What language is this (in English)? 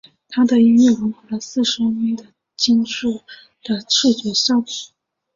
Chinese